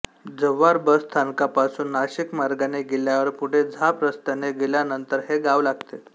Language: Marathi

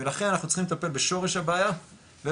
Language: Hebrew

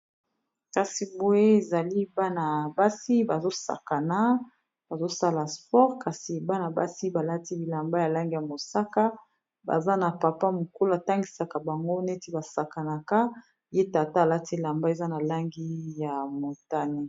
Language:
Lingala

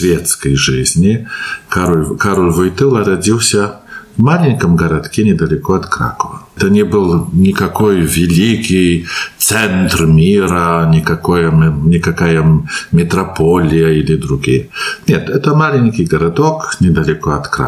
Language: Russian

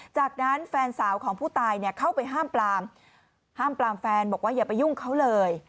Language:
Thai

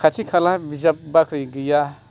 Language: Bodo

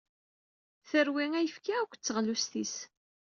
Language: Kabyle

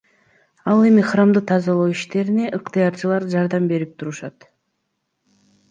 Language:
Kyrgyz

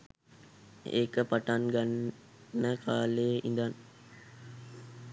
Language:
Sinhala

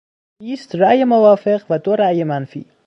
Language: Persian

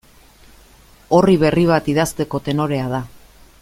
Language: Basque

